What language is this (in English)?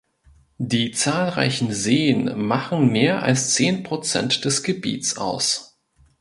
German